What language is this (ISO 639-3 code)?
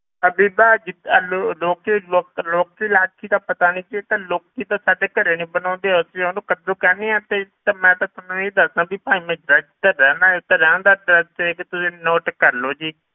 pan